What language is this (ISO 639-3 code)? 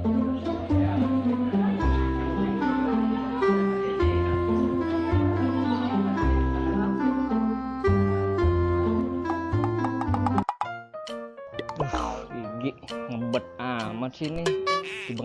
ind